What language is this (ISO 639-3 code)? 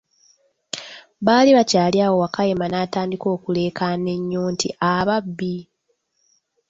lug